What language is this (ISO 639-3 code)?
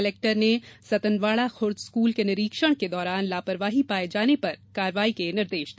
hin